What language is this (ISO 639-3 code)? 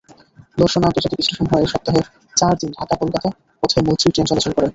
ben